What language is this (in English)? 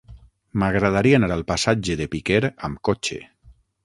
Catalan